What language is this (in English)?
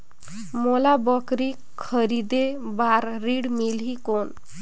Chhattisgarhi